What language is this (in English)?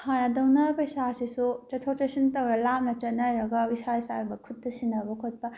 Manipuri